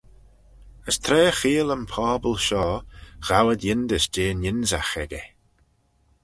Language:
Manx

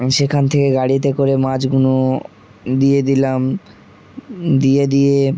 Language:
Bangla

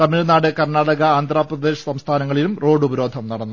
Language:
Malayalam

